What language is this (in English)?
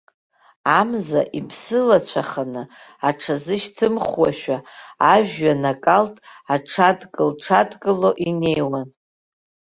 Abkhazian